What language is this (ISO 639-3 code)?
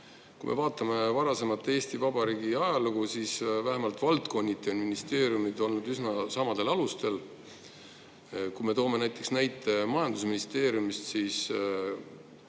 est